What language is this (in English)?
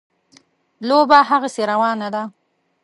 Pashto